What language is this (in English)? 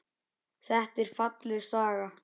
Icelandic